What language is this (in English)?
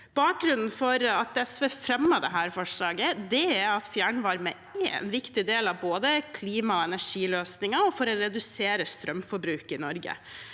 Norwegian